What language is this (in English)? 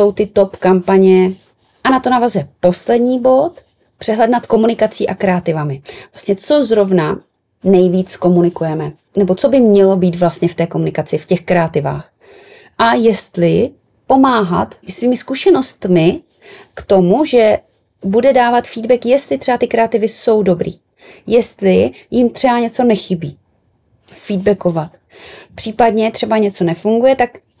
Czech